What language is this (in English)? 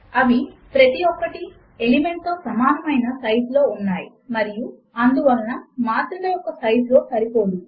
Telugu